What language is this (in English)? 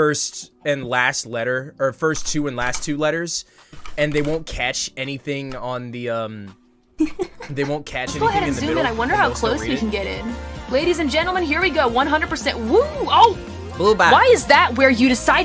English